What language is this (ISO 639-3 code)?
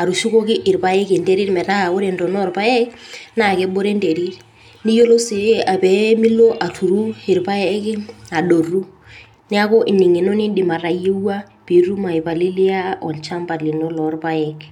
mas